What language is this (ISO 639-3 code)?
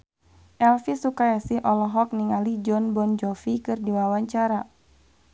sun